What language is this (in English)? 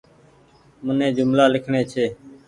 Goaria